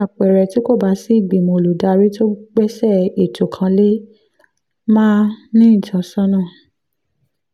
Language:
Yoruba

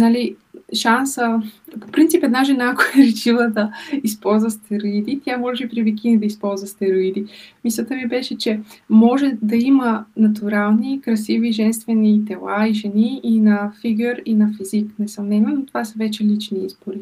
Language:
Bulgarian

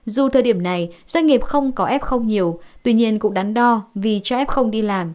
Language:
Vietnamese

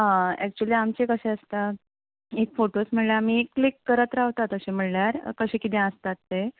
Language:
Konkani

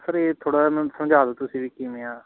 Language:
Punjabi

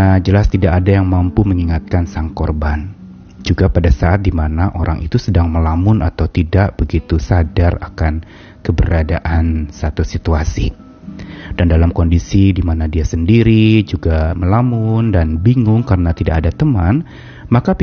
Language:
Indonesian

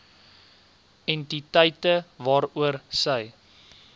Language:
Afrikaans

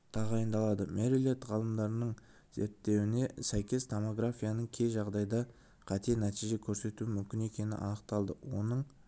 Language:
Kazakh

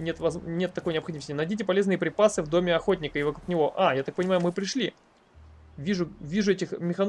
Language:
Russian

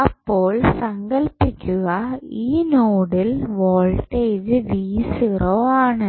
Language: Malayalam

